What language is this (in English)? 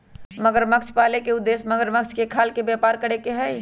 Magahi